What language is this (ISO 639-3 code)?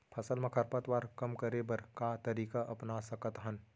hne